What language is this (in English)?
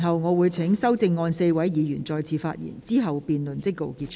Cantonese